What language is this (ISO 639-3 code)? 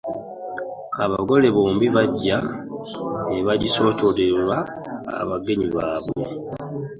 lug